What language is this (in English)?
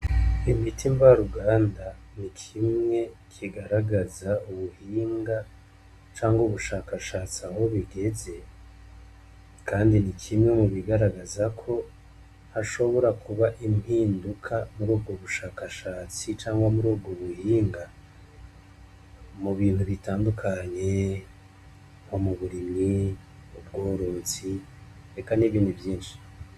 Rundi